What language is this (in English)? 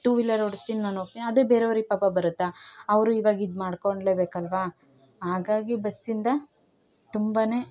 Kannada